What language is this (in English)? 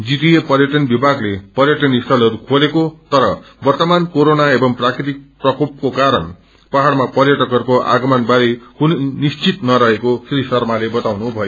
Nepali